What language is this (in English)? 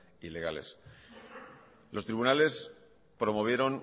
Spanish